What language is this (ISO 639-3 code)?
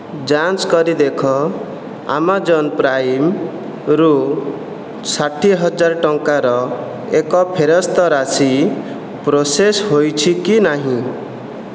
ori